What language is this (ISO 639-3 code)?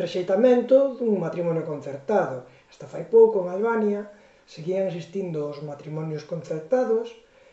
glg